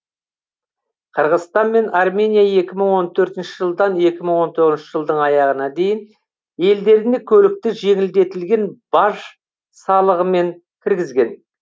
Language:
Kazakh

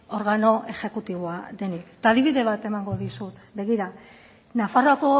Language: Basque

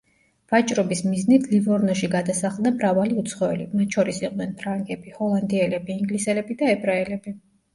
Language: Georgian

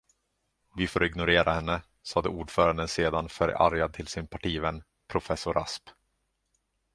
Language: Swedish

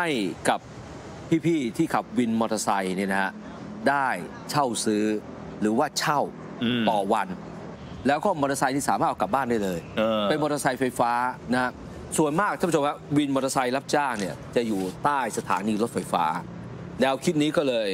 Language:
Thai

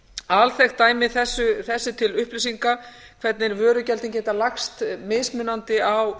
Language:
Icelandic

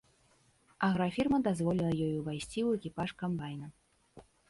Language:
Belarusian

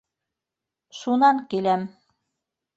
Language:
Bashkir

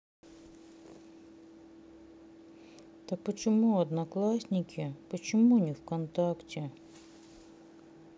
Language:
Russian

